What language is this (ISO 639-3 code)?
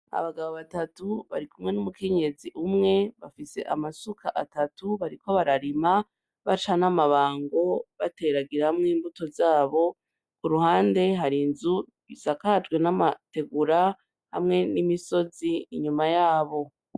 run